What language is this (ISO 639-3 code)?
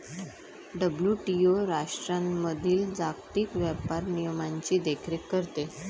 mar